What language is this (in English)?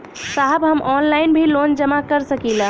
Bhojpuri